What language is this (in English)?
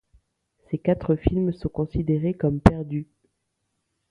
French